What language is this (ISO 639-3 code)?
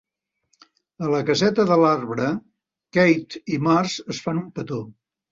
cat